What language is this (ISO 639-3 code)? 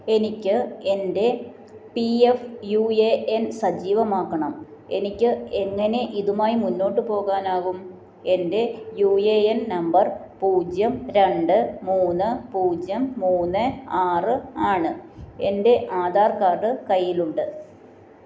mal